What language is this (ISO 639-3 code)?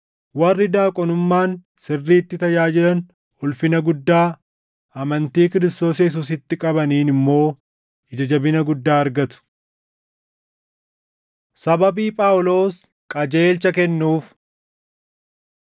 orm